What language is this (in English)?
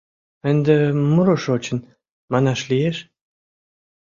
Mari